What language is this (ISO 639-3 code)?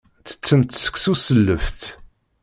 kab